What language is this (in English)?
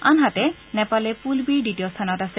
Assamese